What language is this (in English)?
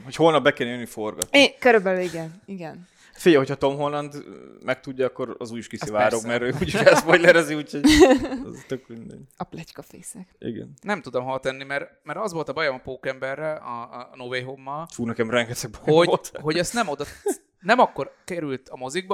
Hungarian